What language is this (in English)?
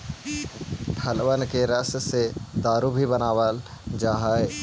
Magahi